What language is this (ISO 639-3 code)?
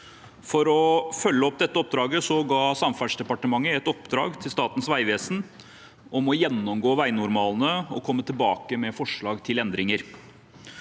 nor